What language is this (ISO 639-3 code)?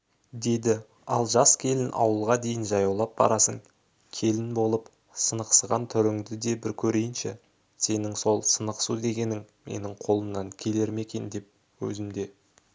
kaz